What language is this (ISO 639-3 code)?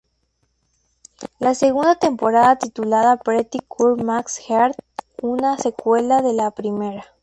spa